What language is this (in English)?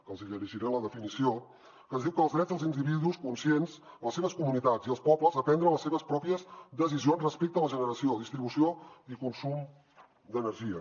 Catalan